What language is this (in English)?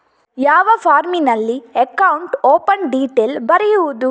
Kannada